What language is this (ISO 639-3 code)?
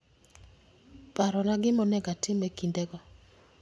luo